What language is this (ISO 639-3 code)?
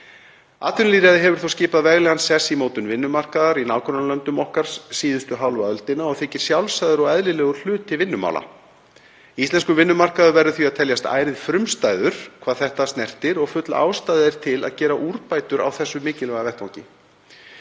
isl